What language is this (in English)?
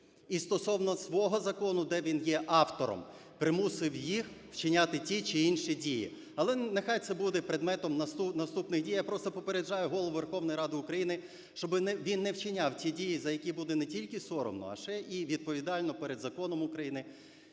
Ukrainian